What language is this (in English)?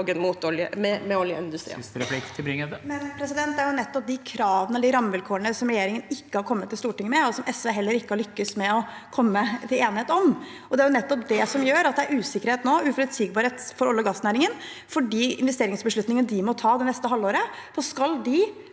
Norwegian